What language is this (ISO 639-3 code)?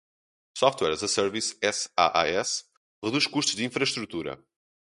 por